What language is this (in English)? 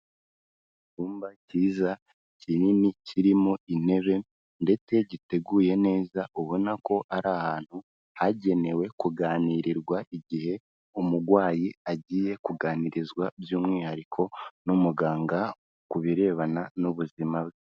Kinyarwanda